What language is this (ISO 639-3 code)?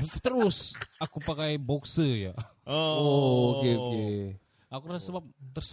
msa